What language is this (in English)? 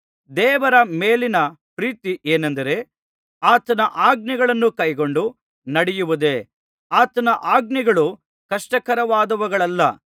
Kannada